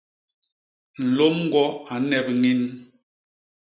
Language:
Basaa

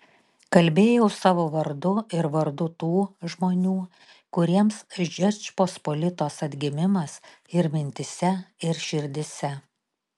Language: Lithuanian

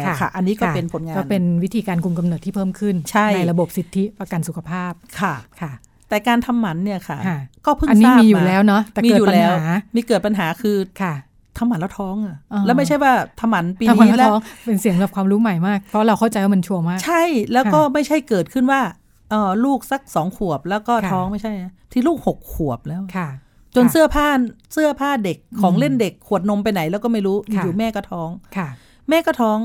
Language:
Thai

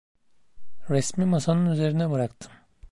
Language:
Turkish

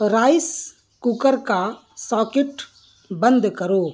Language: Urdu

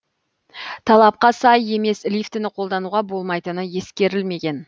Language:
Kazakh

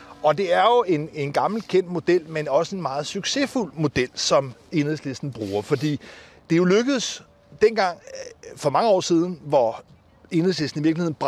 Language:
Danish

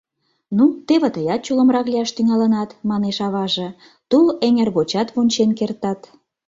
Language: Mari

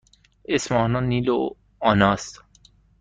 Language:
Persian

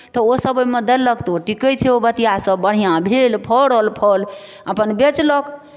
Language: Maithili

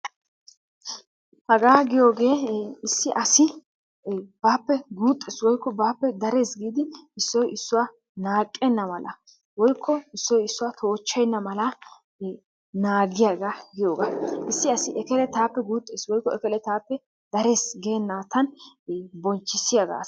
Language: Wolaytta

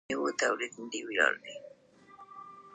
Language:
Pashto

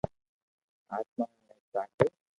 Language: Loarki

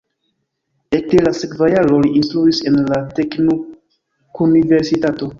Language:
Esperanto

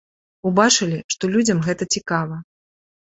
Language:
Belarusian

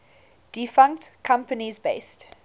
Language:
English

